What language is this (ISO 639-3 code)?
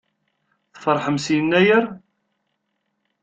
kab